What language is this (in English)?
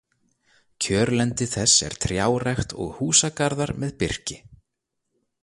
Icelandic